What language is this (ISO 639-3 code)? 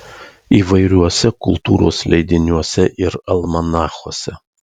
lit